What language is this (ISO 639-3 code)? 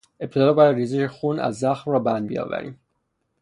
fas